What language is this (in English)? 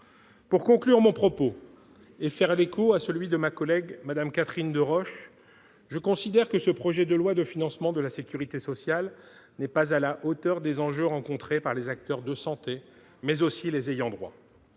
French